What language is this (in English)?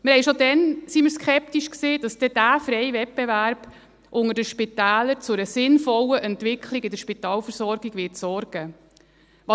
Swiss German